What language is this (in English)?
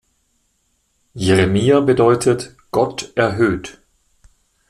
German